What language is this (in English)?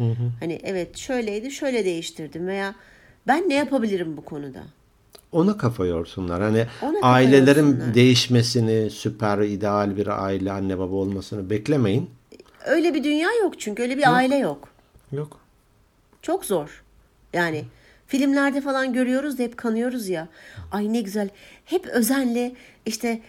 Turkish